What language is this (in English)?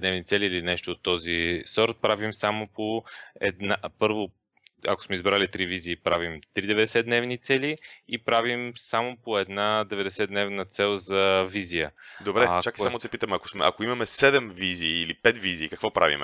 Bulgarian